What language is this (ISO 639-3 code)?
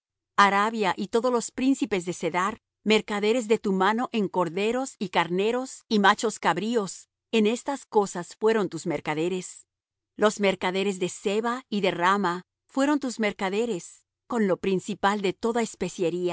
spa